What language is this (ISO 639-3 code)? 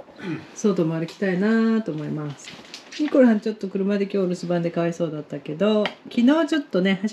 jpn